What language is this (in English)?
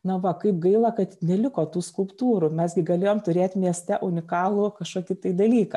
Lithuanian